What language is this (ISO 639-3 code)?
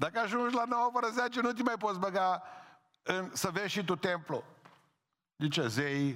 ron